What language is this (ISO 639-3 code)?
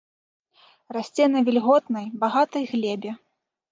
bel